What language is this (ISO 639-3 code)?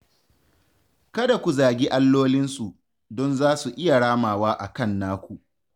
hau